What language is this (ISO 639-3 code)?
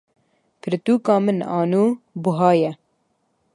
kur